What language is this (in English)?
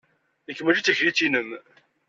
Kabyle